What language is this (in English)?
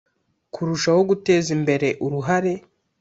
Kinyarwanda